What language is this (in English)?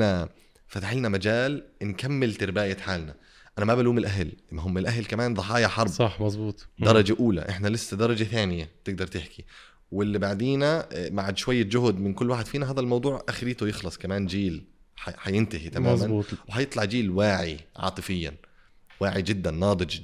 Arabic